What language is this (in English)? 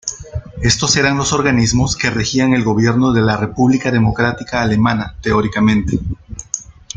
Spanish